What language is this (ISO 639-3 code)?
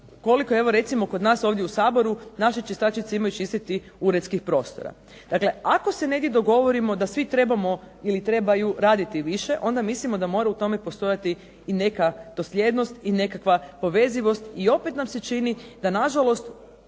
hrv